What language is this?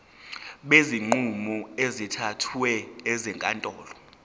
Zulu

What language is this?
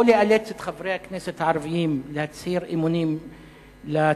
Hebrew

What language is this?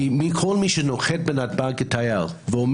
Hebrew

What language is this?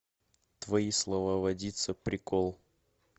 Russian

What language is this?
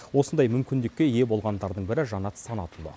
Kazakh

